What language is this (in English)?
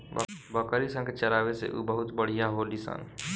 Bhojpuri